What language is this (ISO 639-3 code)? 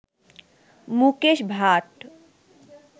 ben